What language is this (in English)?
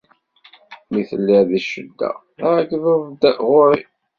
Kabyle